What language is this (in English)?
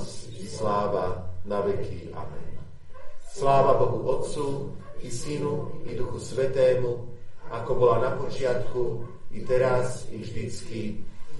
Slovak